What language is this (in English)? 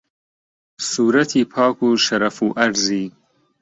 Central Kurdish